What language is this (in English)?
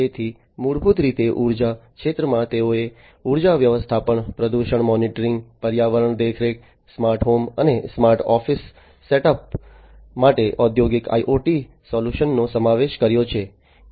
Gujarati